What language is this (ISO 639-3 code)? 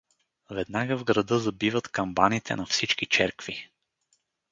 bul